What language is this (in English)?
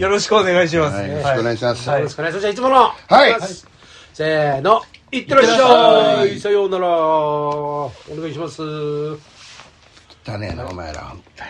Japanese